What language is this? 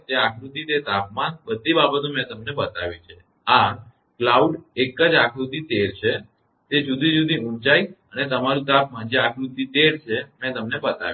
Gujarati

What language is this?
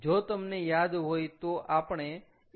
Gujarati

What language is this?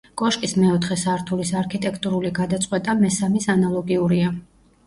Georgian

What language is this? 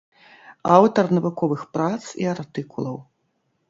Belarusian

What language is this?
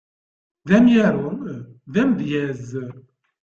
Kabyle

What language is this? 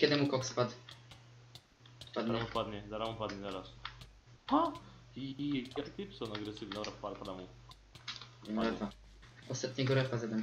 Polish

